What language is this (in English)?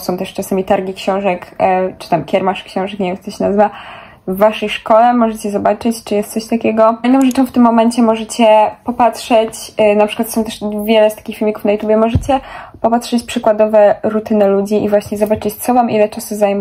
Polish